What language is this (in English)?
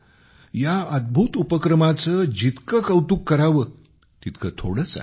Marathi